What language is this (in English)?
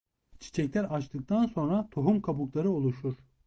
Turkish